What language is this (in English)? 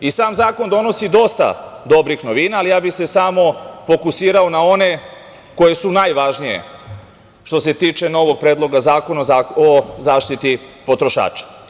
Serbian